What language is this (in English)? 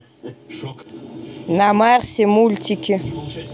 Russian